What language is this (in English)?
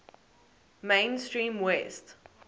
English